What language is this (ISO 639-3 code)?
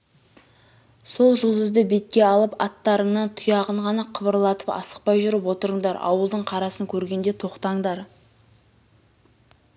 kaz